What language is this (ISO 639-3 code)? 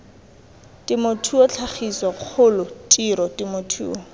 tsn